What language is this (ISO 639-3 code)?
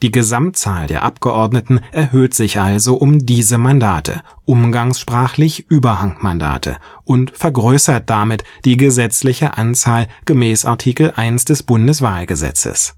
deu